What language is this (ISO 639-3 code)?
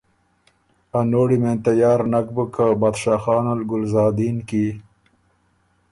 oru